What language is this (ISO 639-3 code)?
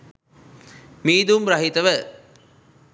sin